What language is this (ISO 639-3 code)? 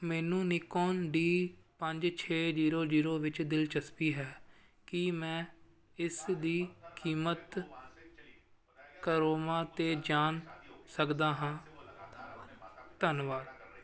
pan